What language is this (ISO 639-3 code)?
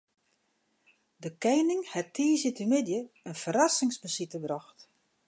fry